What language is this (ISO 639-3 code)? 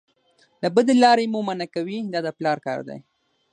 pus